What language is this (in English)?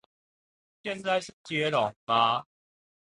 Chinese